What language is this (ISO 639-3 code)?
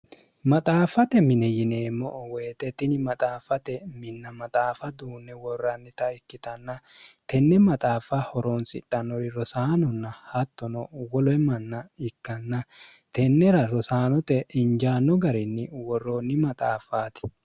sid